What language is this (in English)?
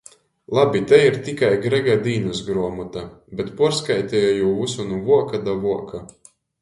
Latgalian